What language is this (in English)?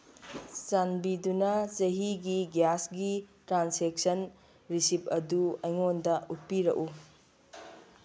Manipuri